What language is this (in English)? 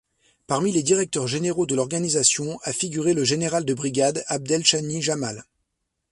French